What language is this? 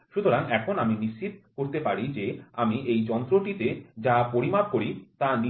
Bangla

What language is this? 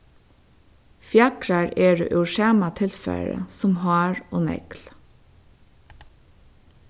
Faroese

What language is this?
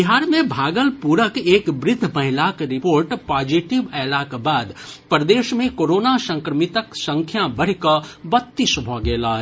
Maithili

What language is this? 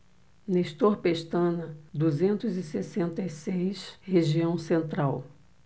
Portuguese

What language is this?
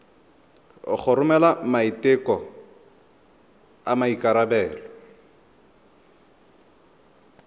Tswana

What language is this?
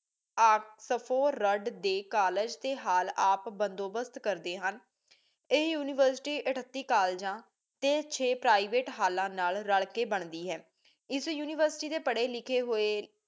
Punjabi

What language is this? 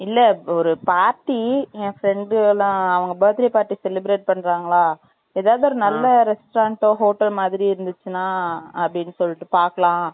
Tamil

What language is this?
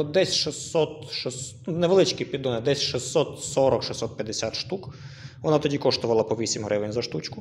Ukrainian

